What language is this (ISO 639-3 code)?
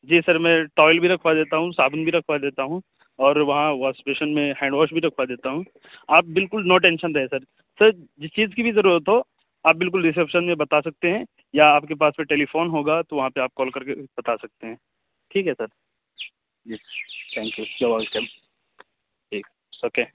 urd